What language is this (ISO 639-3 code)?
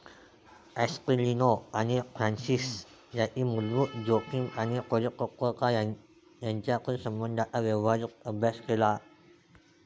mar